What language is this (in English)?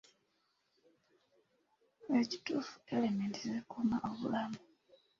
Ganda